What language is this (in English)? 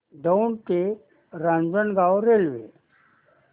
Marathi